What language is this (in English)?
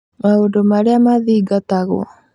Kikuyu